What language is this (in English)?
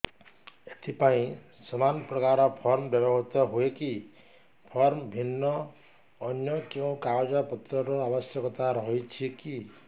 Odia